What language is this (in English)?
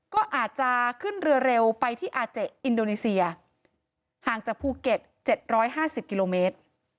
Thai